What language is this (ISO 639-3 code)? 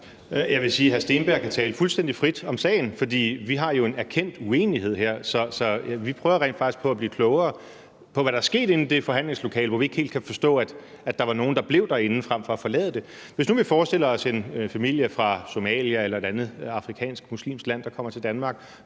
dan